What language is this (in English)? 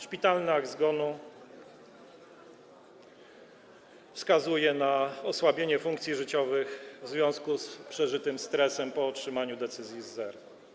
Polish